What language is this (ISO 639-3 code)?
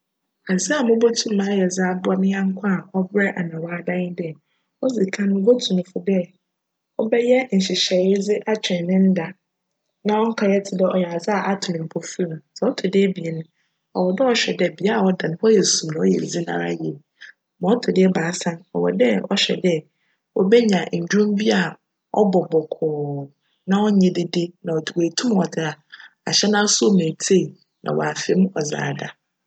aka